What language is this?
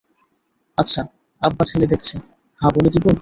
Bangla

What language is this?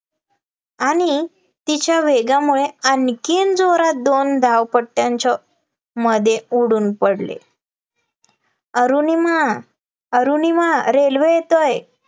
Marathi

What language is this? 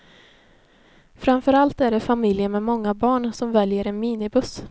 Swedish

